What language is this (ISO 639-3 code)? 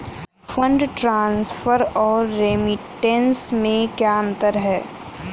hin